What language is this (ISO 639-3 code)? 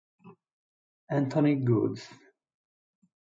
ita